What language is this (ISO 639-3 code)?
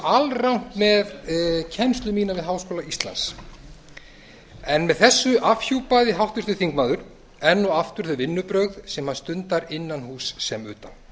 isl